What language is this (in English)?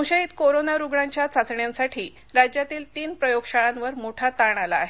Marathi